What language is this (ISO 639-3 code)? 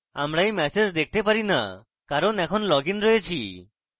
ben